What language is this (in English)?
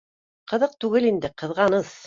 Bashkir